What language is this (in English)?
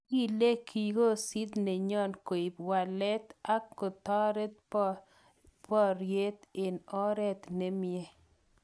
Kalenjin